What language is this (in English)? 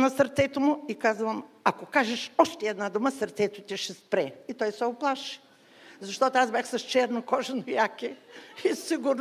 Bulgarian